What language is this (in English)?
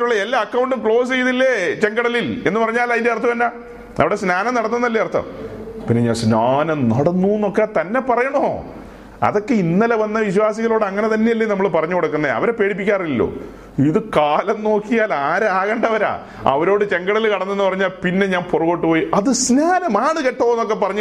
Malayalam